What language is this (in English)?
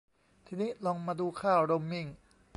Thai